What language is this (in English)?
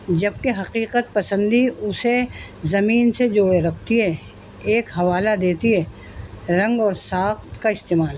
Urdu